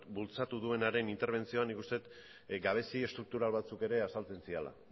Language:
Basque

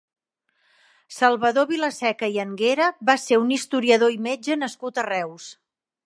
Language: Catalan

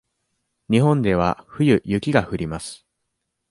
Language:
Japanese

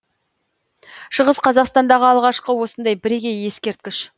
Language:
Kazakh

